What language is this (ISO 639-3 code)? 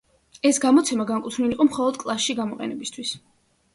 kat